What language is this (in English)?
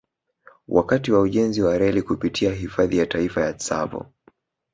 Swahili